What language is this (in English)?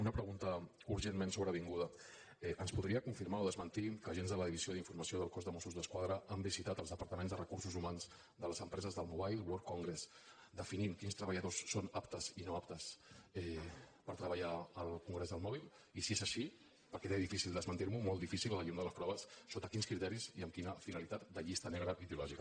Catalan